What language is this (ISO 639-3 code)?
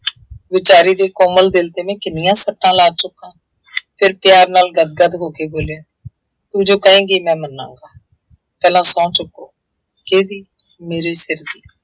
pan